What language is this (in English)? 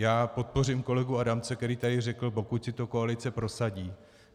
Czech